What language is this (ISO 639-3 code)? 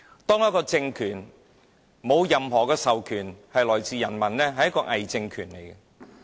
yue